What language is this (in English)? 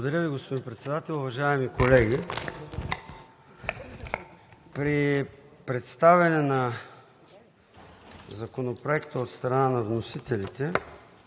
Bulgarian